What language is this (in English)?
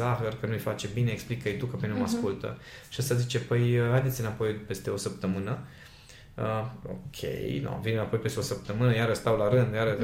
Romanian